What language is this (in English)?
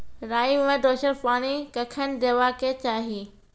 Maithili